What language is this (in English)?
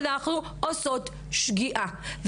Hebrew